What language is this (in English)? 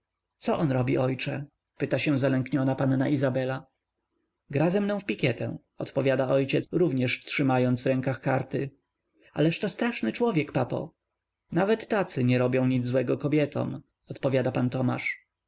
Polish